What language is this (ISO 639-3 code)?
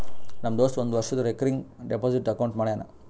kan